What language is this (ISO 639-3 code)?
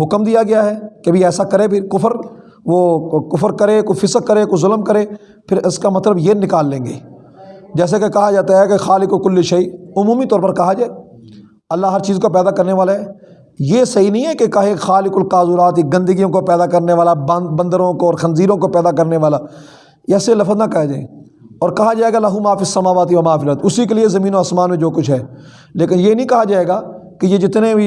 urd